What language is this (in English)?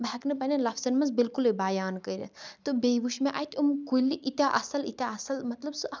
Kashmiri